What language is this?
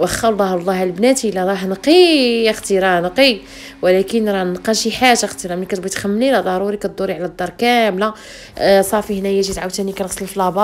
Arabic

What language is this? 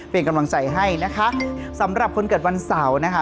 Thai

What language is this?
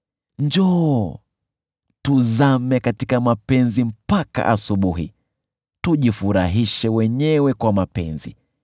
Swahili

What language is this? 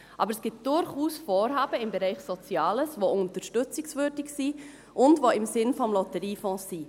Swiss German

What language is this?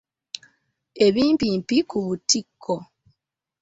Ganda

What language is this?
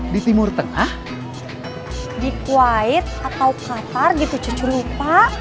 Indonesian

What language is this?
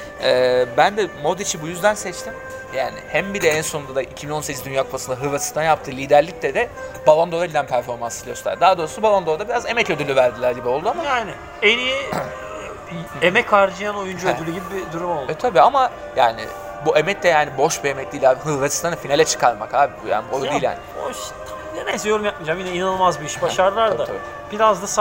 Turkish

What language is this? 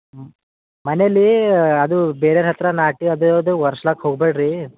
Kannada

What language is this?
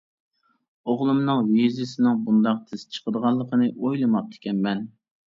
Uyghur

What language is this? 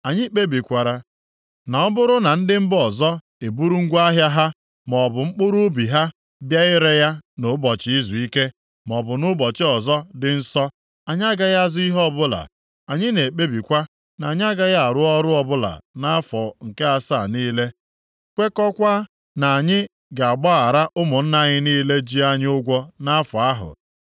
Igbo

